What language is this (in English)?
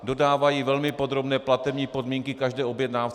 Czech